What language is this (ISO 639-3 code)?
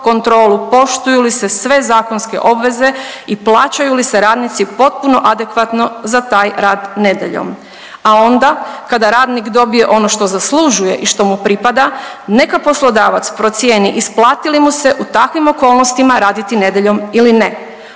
hrv